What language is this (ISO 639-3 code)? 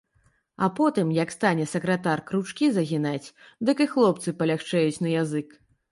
bel